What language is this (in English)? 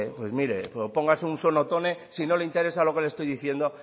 Spanish